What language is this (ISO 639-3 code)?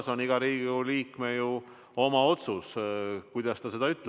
est